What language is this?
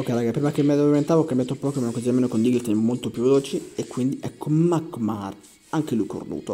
Italian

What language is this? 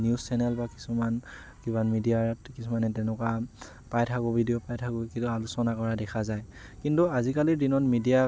Assamese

